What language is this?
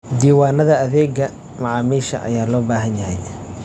Somali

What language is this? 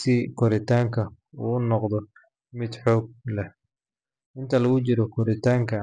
Somali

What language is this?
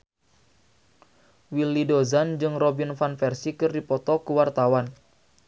Sundanese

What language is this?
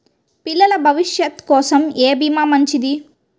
Telugu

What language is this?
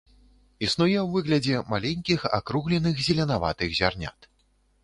Belarusian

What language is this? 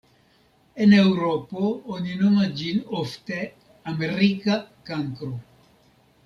Esperanto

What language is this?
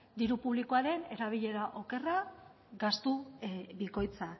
Basque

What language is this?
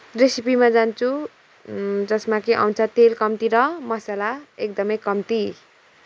Nepali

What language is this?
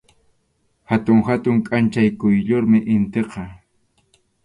Arequipa-La Unión Quechua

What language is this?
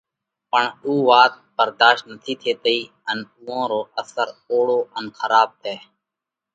Parkari Koli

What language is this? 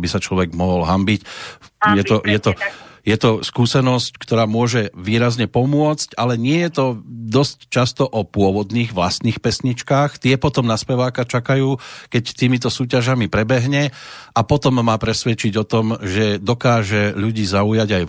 Slovak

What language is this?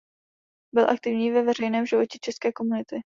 Czech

